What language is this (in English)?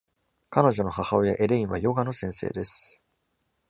Japanese